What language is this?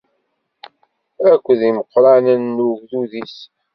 Kabyle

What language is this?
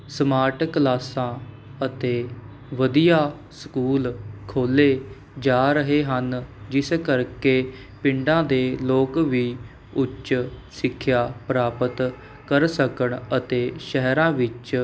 Punjabi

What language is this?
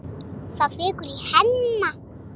Icelandic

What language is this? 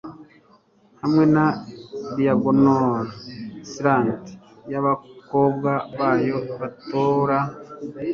Kinyarwanda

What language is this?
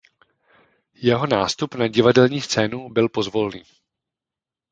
Czech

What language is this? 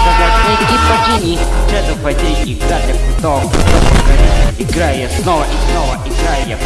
Russian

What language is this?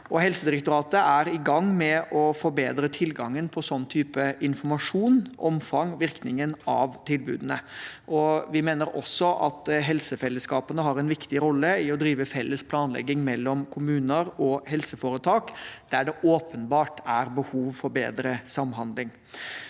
Norwegian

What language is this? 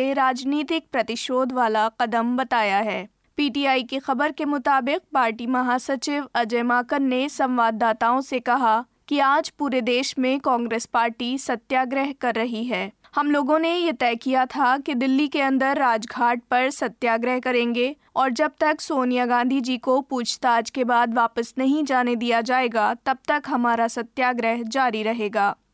Hindi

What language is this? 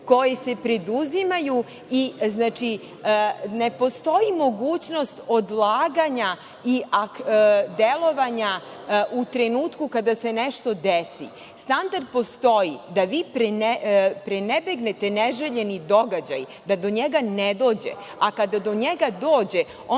Serbian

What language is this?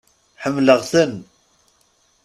Kabyle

